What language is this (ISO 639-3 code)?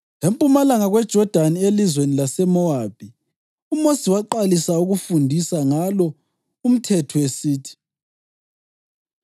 nde